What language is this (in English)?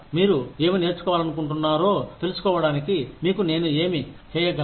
Telugu